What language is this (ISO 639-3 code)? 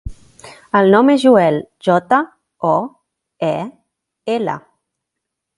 cat